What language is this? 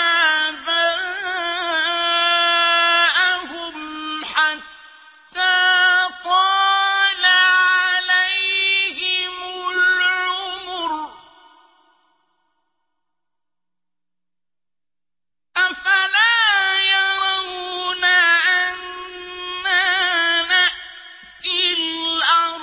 Arabic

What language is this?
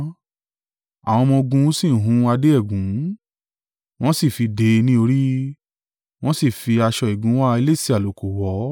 Yoruba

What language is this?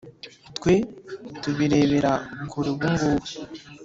Kinyarwanda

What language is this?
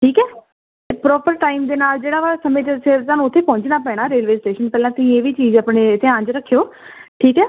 Punjabi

